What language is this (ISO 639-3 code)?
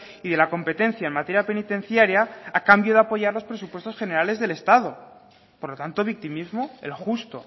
spa